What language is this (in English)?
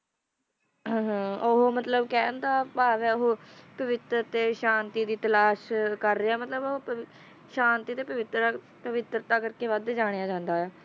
Punjabi